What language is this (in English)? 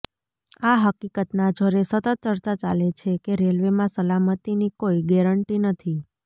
Gujarati